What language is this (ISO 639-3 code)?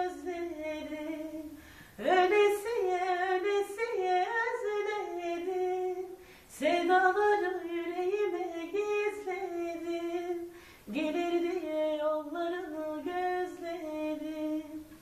tur